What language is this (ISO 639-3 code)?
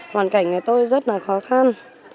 vie